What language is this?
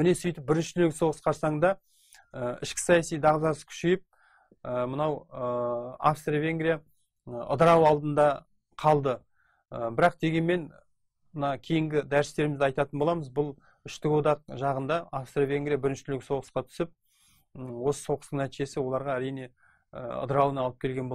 Turkish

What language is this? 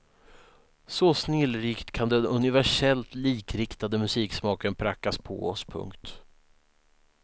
Swedish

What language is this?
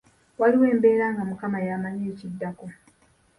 Ganda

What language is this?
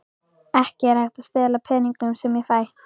Icelandic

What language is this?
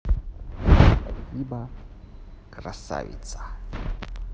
Russian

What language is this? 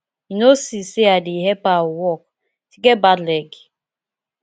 Nigerian Pidgin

